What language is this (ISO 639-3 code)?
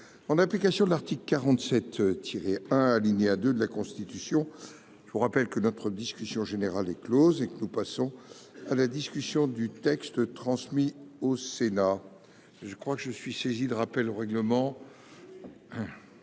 fra